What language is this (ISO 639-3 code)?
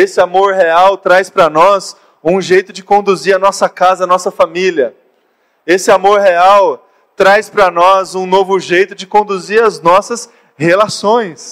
por